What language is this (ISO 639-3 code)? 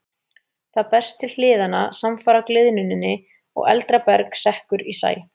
isl